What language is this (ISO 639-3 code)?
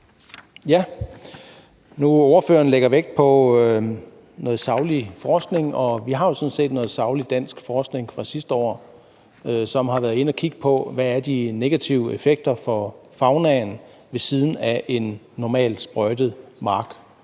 dan